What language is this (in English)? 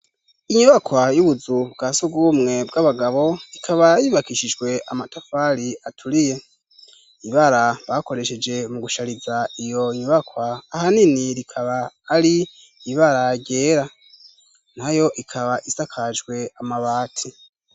Rundi